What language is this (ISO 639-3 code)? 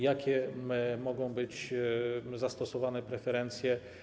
pol